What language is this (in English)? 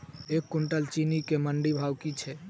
Maithili